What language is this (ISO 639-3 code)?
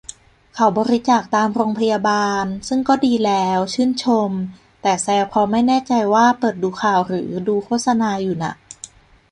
tha